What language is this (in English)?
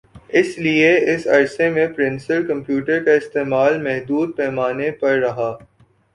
Urdu